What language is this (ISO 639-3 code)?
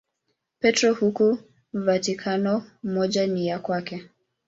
swa